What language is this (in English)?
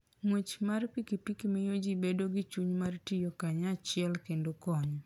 Luo (Kenya and Tanzania)